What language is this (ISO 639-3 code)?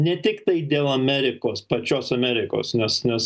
lit